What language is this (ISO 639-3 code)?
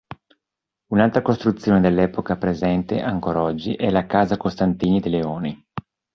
ita